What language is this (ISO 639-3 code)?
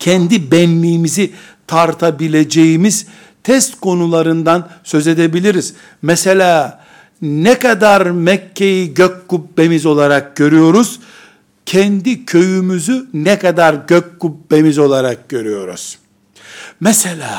tur